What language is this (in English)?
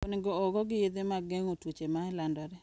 Luo (Kenya and Tanzania)